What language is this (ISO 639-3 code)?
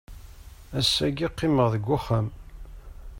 kab